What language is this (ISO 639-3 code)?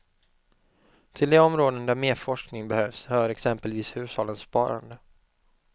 swe